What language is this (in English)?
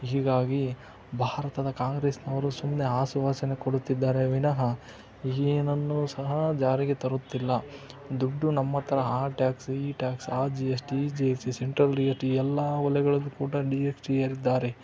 Kannada